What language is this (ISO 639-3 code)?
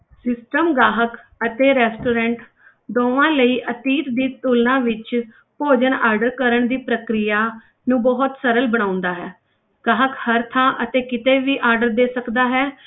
pan